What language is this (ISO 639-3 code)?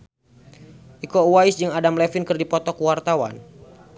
sun